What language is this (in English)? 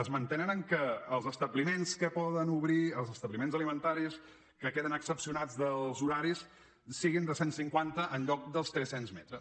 Catalan